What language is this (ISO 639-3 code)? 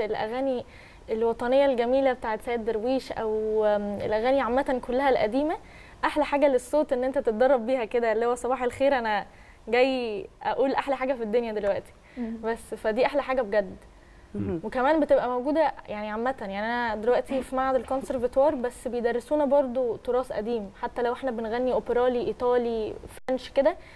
ara